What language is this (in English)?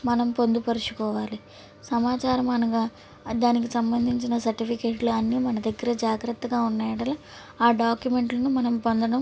Telugu